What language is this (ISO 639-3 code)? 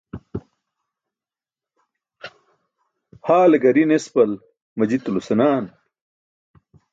bsk